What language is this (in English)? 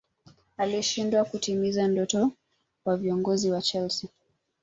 Swahili